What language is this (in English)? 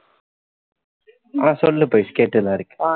Tamil